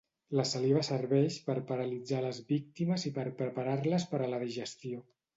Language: Catalan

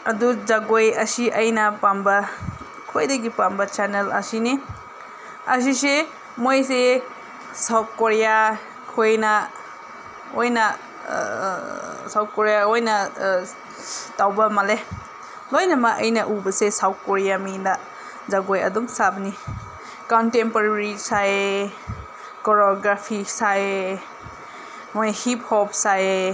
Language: Manipuri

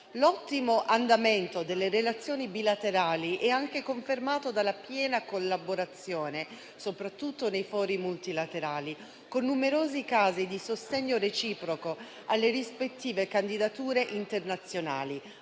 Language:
Italian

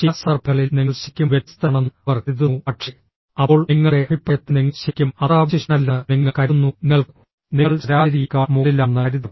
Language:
Malayalam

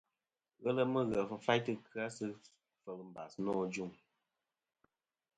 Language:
Kom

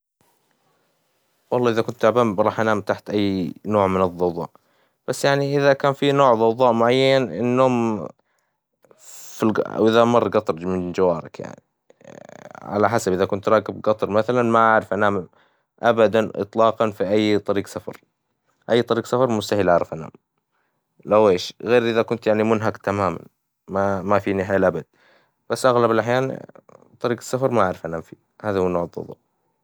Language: Hijazi Arabic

